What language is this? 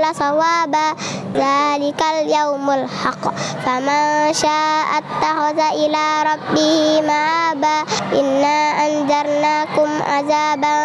Indonesian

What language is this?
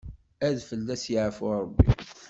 Kabyle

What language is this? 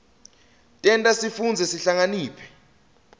Swati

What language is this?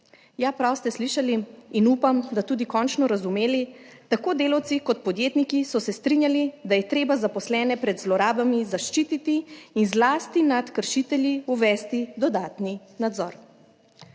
Slovenian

